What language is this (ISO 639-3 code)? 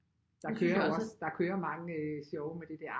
dan